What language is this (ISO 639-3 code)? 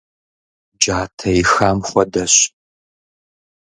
kbd